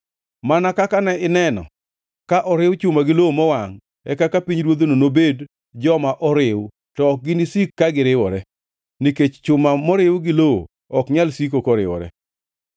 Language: Luo (Kenya and Tanzania)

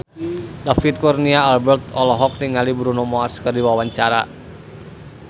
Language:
Sundanese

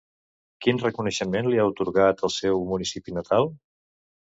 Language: Catalan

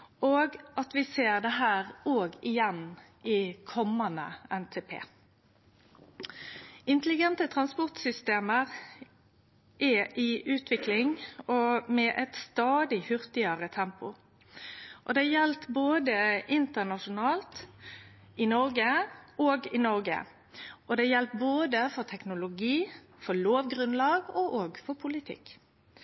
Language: Norwegian Nynorsk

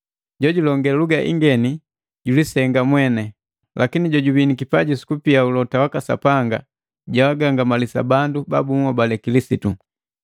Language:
Matengo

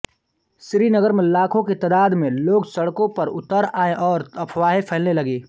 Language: Hindi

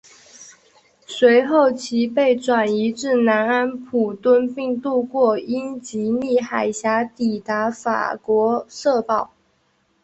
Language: Chinese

